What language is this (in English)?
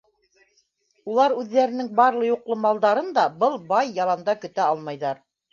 Bashkir